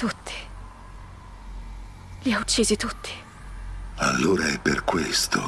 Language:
Italian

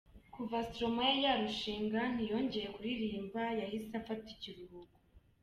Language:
Kinyarwanda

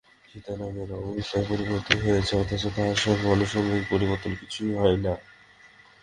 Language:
Bangla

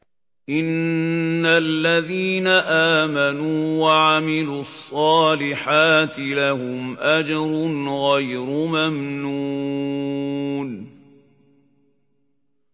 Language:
Arabic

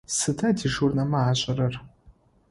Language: Adyghe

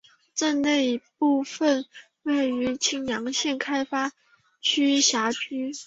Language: Chinese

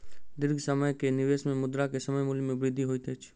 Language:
Maithili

